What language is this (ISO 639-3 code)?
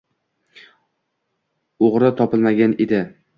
uzb